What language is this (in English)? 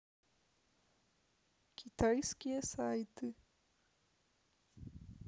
Russian